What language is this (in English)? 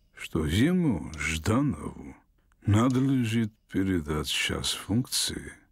Russian